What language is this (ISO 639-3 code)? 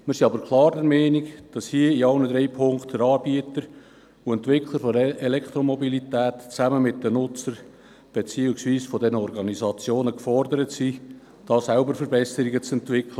gsw